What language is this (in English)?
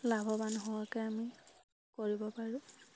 Assamese